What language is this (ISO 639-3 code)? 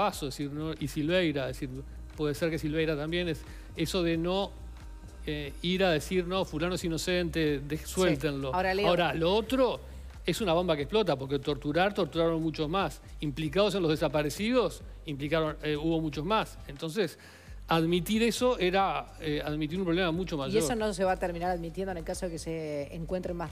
spa